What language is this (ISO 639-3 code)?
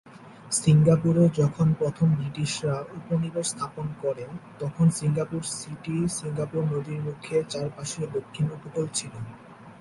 ben